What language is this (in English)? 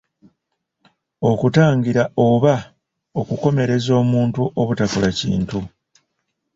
Ganda